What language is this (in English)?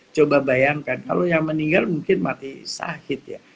Indonesian